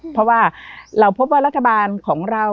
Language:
Thai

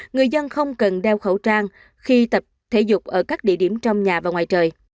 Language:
Vietnamese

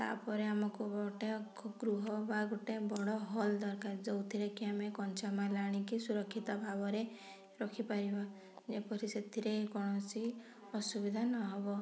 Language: Odia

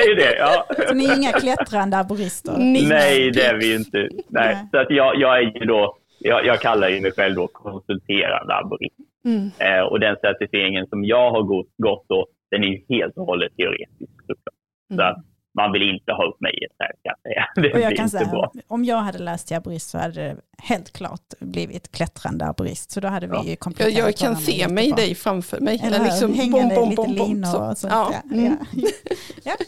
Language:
Swedish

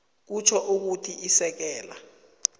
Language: South Ndebele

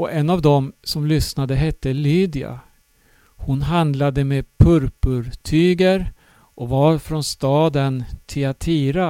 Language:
Swedish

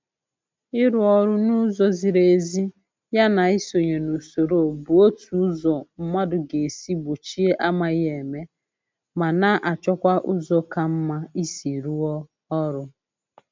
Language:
Igbo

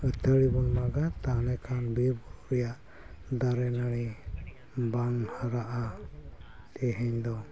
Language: Santali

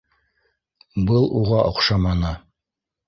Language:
Bashkir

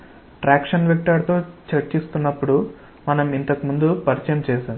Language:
Telugu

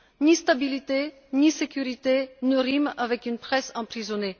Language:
French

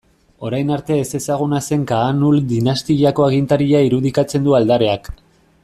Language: Basque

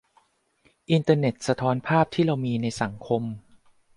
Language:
Thai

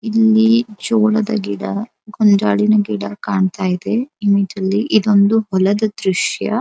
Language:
Kannada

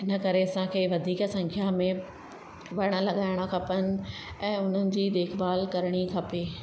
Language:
Sindhi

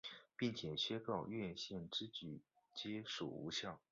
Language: Chinese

